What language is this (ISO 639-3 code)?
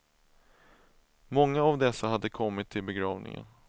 swe